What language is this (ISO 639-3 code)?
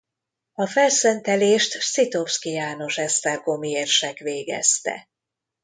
hun